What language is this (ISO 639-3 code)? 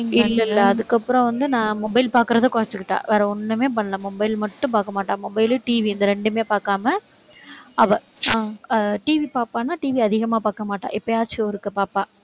tam